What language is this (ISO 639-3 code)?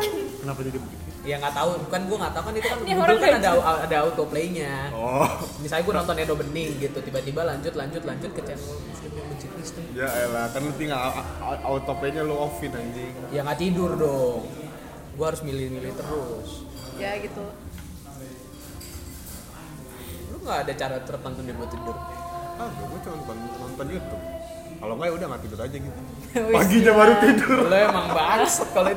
ind